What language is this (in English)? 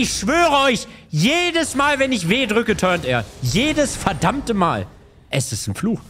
German